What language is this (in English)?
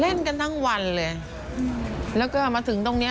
Thai